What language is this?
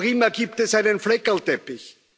German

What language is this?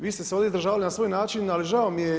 Croatian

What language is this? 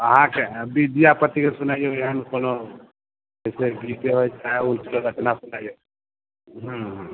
Maithili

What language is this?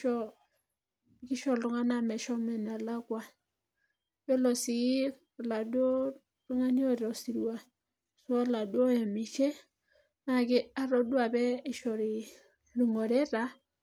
Masai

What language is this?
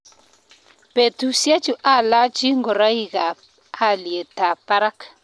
Kalenjin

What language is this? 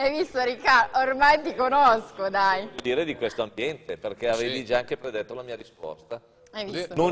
Italian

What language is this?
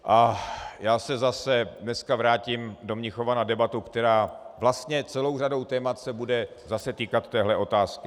Czech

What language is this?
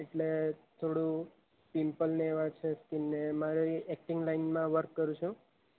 Gujarati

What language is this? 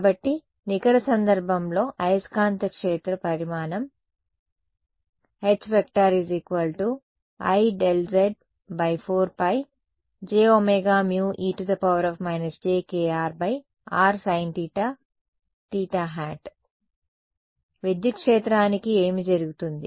Telugu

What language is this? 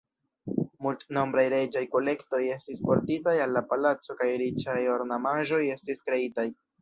Esperanto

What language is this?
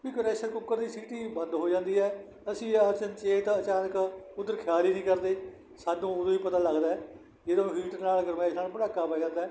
Punjabi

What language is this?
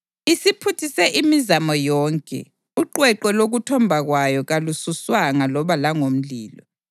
North Ndebele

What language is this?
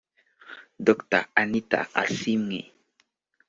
Kinyarwanda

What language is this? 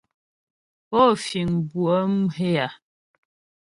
Ghomala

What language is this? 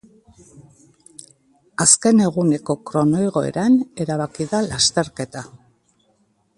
Basque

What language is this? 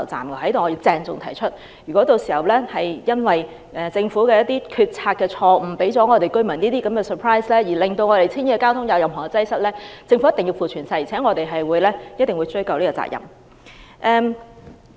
Cantonese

